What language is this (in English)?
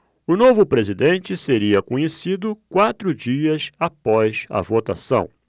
Portuguese